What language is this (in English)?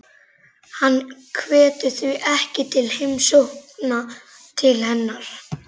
Icelandic